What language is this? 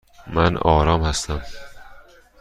Persian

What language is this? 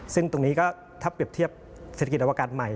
Thai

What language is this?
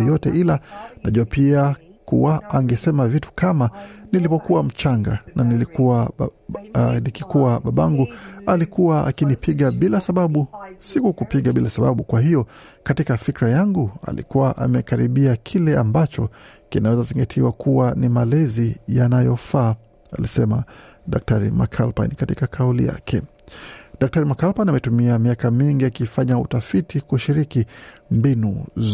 Swahili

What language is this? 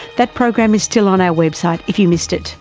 English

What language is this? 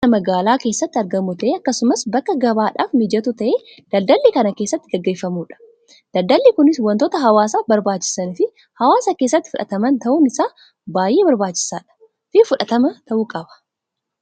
Oromo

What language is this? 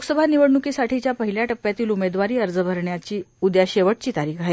Marathi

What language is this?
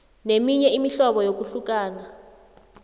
South Ndebele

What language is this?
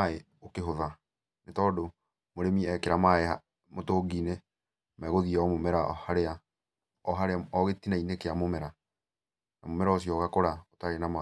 Kikuyu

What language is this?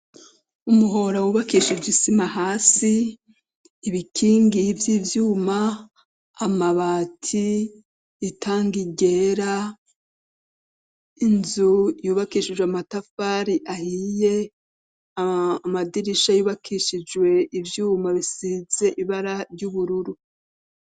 Rundi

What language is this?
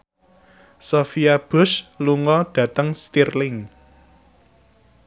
Javanese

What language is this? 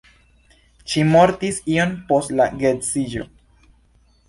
Esperanto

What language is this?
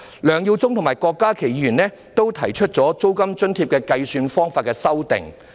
Cantonese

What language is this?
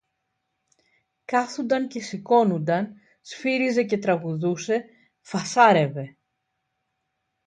Greek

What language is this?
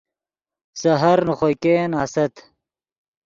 Yidgha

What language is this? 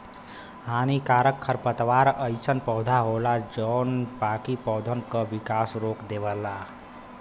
Bhojpuri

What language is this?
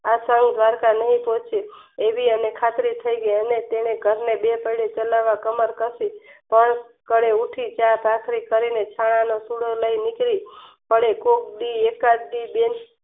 Gujarati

